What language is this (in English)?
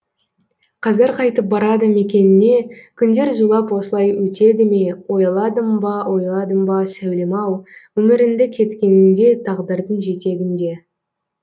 Kazakh